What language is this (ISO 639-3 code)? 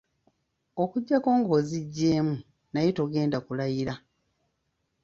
lug